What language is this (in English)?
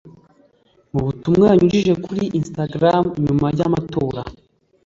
Kinyarwanda